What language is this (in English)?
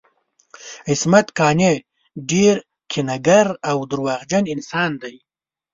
Pashto